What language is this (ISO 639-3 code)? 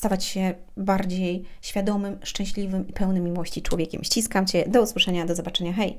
pol